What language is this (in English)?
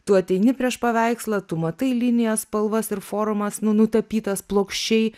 Lithuanian